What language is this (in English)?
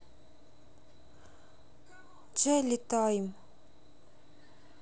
Russian